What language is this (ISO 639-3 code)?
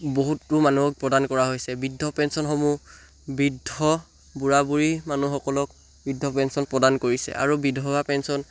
asm